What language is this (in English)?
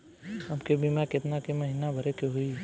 Bhojpuri